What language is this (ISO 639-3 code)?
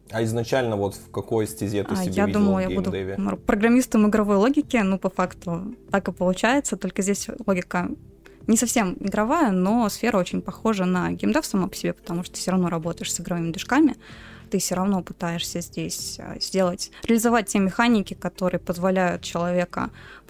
rus